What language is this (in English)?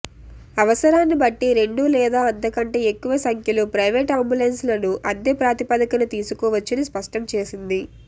Telugu